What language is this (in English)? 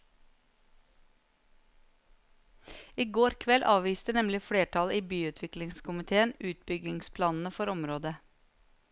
Norwegian